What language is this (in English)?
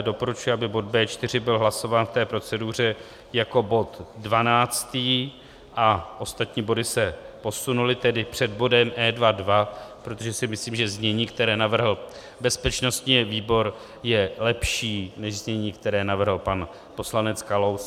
Czech